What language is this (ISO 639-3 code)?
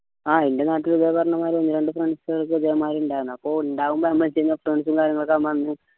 mal